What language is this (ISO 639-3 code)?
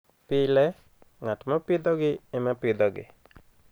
luo